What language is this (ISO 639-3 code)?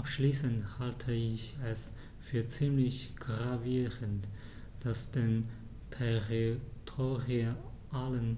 deu